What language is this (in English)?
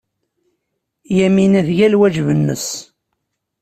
Kabyle